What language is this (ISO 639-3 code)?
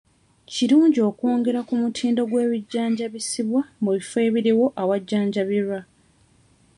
lug